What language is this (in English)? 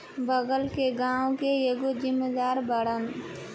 Bhojpuri